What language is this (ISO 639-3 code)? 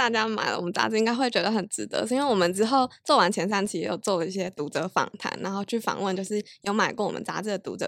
zho